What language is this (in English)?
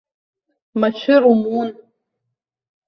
Abkhazian